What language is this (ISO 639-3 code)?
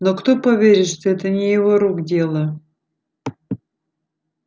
rus